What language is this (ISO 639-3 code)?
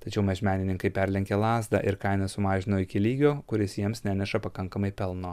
lit